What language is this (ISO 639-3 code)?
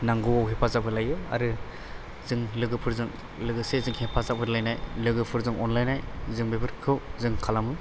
brx